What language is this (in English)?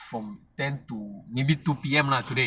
English